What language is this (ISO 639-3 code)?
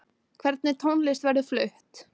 isl